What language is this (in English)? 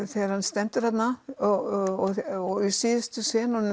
Icelandic